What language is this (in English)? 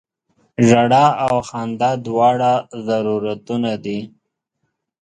Pashto